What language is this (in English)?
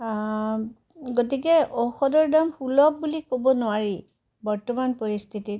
Assamese